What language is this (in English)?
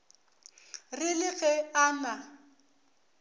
Northern Sotho